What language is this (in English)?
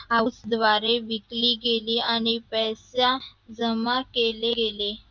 Marathi